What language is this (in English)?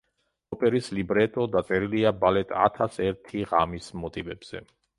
Georgian